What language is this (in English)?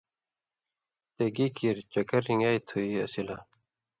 Indus Kohistani